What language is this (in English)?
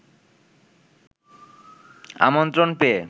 Bangla